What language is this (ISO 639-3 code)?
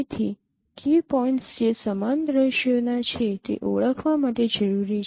guj